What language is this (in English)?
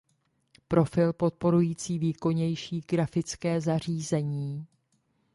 Czech